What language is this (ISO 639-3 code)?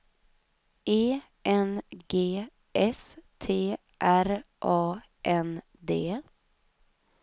swe